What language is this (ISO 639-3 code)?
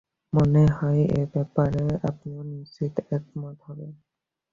ben